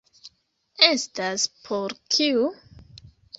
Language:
Esperanto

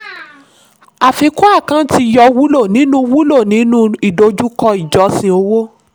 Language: Yoruba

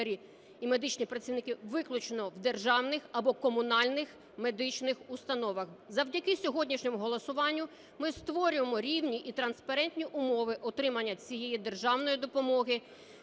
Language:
Ukrainian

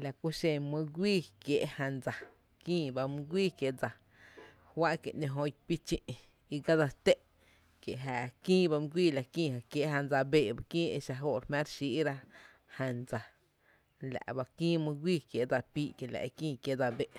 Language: Tepinapa Chinantec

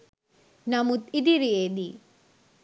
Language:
Sinhala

